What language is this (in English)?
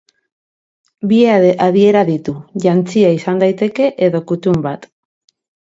Basque